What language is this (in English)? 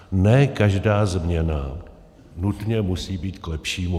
Czech